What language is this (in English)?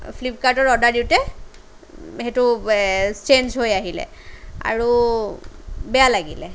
Assamese